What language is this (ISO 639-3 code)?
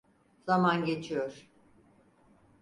tur